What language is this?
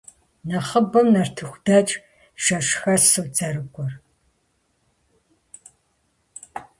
Kabardian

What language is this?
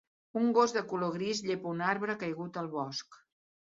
Catalan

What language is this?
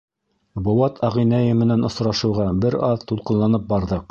Bashkir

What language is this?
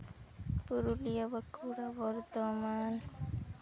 Santali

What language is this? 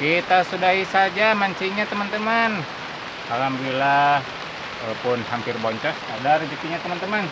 Indonesian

